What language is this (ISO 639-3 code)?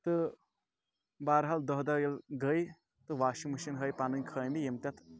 kas